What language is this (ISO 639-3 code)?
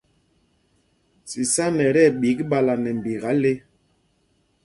mgg